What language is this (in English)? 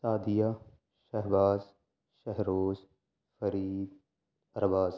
Urdu